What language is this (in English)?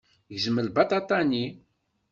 Kabyle